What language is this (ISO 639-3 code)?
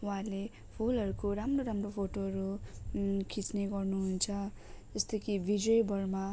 nep